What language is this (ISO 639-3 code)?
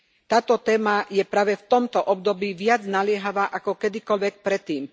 slk